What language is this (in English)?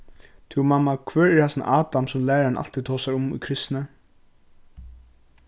Faroese